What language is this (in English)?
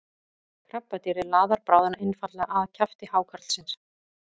Icelandic